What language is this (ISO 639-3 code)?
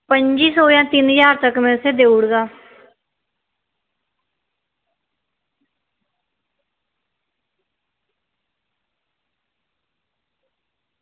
doi